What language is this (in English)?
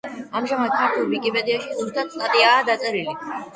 Georgian